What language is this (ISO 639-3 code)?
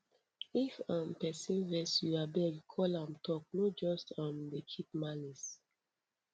pcm